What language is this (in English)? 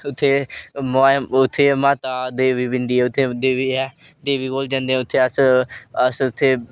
Dogri